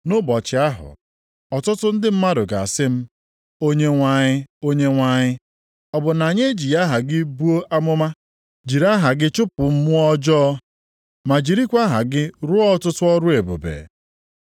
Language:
Igbo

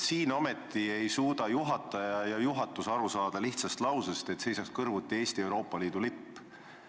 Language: Estonian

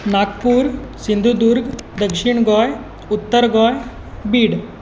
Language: Konkani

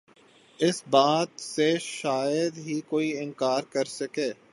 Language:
Urdu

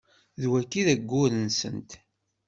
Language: Kabyle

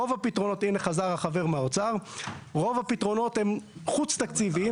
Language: Hebrew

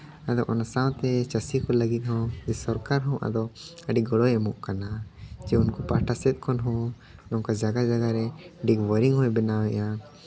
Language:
Santali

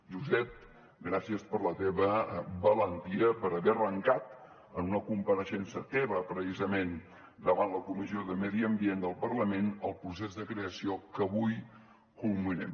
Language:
Catalan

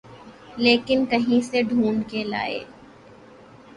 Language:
Urdu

